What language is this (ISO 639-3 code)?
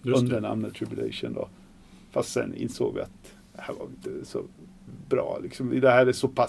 swe